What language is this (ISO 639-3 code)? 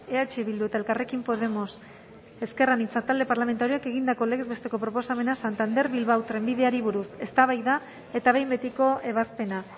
eus